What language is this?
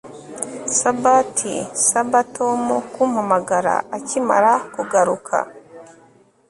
Kinyarwanda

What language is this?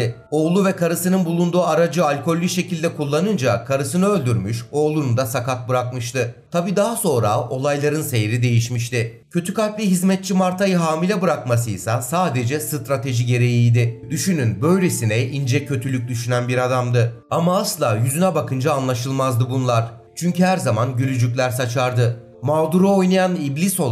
Turkish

